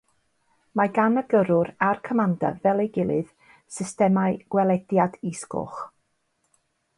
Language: Welsh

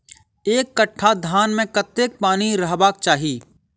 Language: Maithili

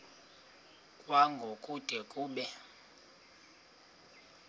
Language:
Xhosa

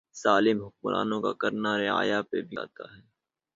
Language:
Urdu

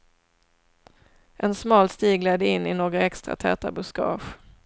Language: Swedish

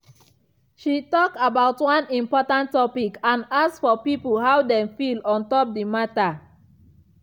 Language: Nigerian Pidgin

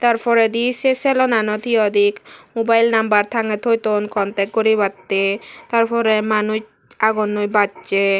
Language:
Chakma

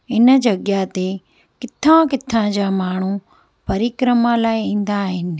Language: Sindhi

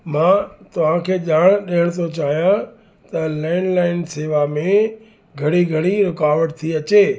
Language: Sindhi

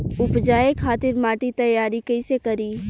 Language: Bhojpuri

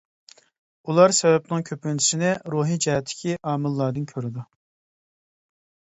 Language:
Uyghur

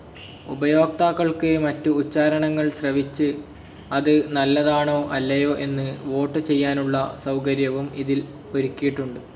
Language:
Malayalam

